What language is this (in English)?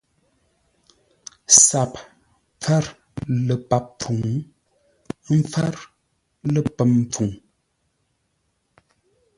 Ngombale